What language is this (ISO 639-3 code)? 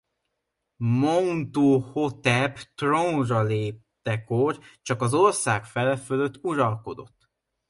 hun